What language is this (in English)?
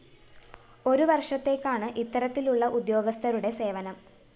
Malayalam